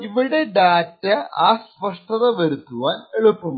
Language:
Malayalam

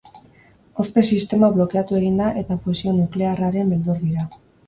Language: Basque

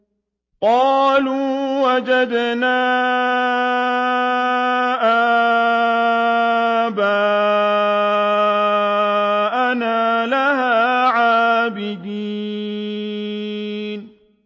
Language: Arabic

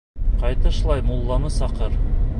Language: Bashkir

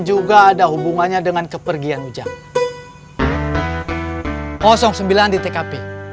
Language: Indonesian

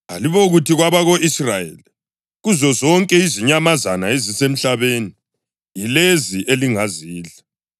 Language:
North Ndebele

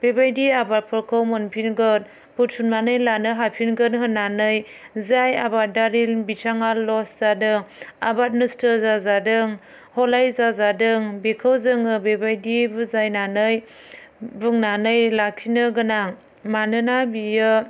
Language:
Bodo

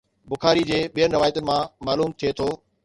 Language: Sindhi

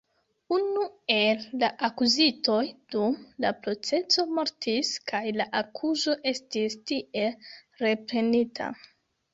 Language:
Esperanto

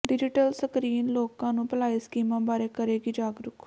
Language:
Punjabi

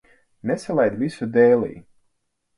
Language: Latvian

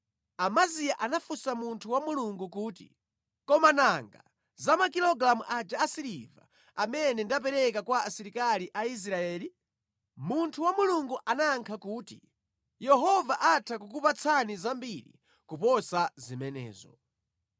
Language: Nyanja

